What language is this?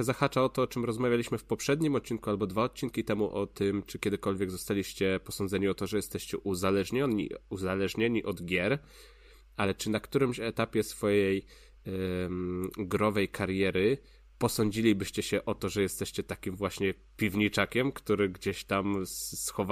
Polish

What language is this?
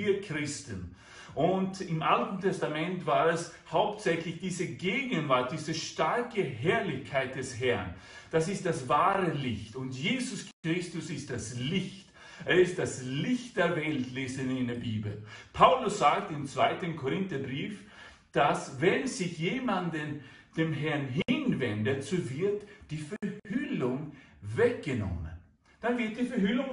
German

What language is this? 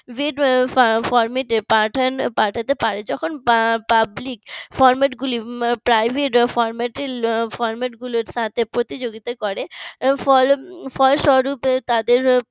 Bangla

